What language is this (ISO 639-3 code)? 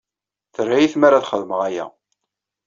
kab